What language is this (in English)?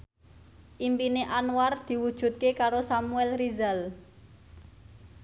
Javanese